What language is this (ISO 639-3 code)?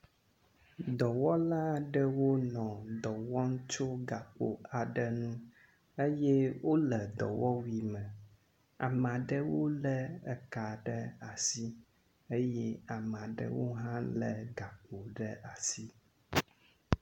ewe